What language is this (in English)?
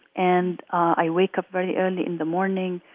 English